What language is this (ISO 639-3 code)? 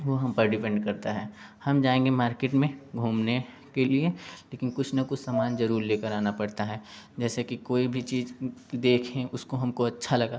hin